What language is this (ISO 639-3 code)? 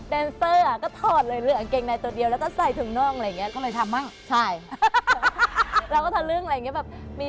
tha